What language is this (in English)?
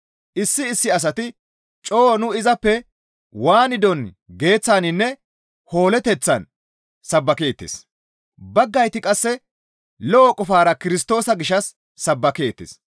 Gamo